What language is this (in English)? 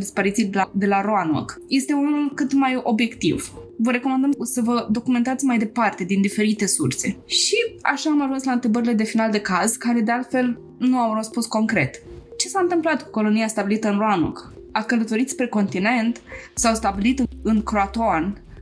Romanian